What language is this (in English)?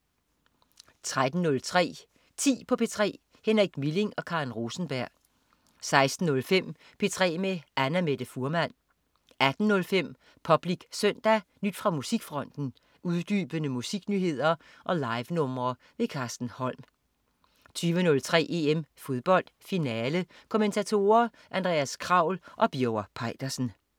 Danish